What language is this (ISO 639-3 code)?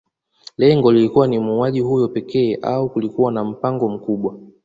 swa